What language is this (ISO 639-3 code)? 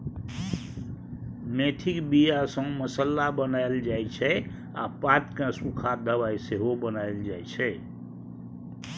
mai